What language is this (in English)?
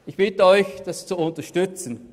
Swiss German